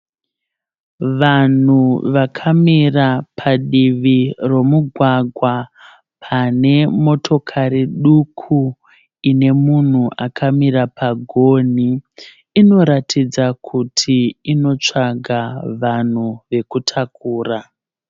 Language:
Shona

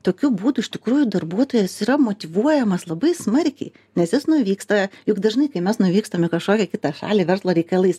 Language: Lithuanian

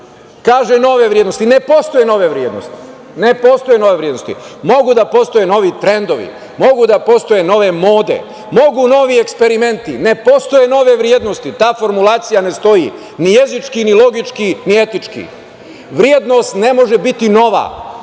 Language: Serbian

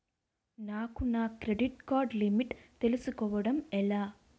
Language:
Telugu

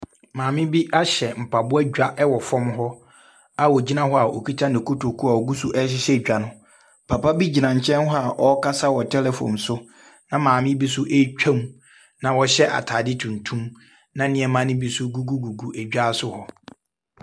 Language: Akan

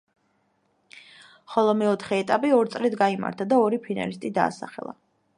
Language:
Georgian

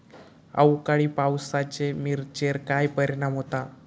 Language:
Marathi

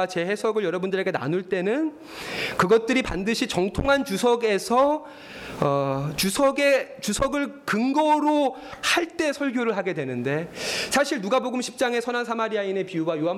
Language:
Korean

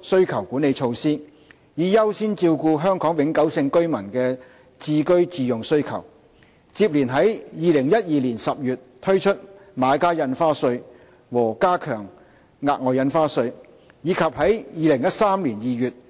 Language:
Cantonese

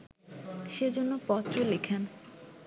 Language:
Bangla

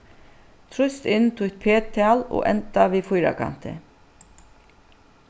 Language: Faroese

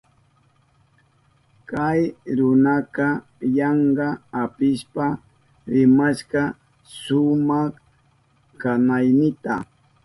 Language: Southern Pastaza Quechua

